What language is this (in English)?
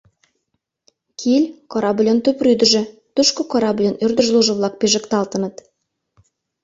Mari